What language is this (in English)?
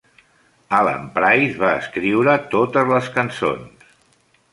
Catalan